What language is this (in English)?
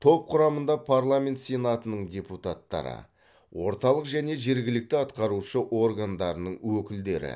Kazakh